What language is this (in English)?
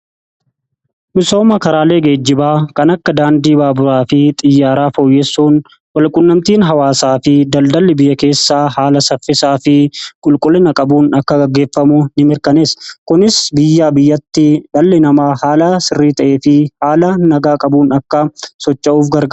Oromo